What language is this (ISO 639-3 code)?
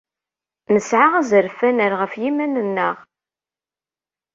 kab